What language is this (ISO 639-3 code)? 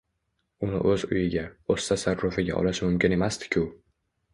uzb